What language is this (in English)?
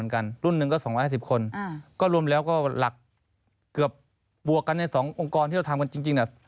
Thai